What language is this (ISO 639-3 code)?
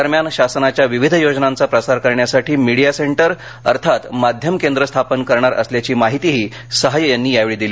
mar